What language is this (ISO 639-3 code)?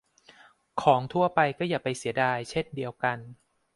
tha